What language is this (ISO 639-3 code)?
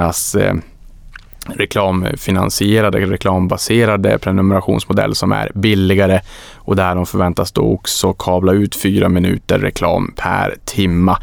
swe